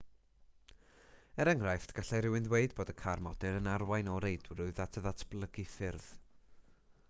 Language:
Welsh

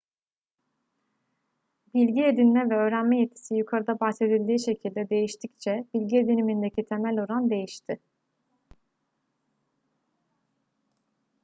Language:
Turkish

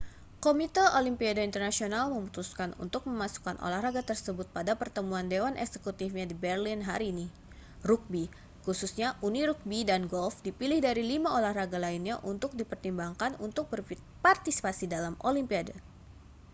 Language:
Indonesian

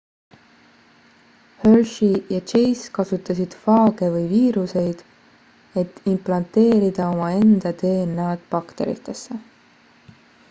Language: Estonian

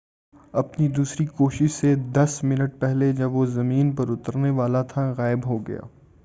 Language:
Urdu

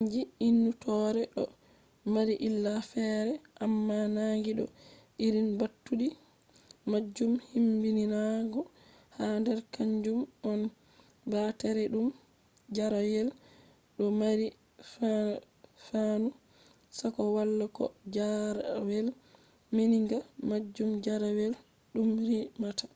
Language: Fula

